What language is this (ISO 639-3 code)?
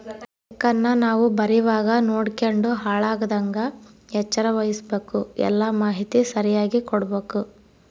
kan